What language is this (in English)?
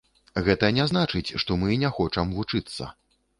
Belarusian